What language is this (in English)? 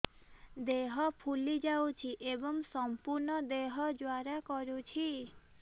Odia